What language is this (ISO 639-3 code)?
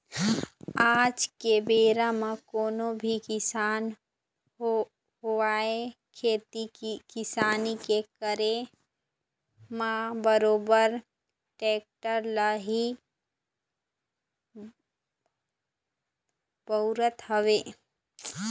hne